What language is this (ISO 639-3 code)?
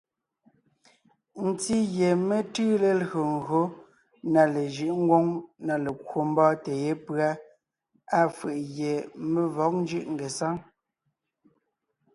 nnh